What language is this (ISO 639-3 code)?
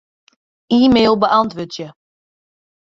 fry